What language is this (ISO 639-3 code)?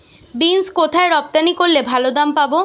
ben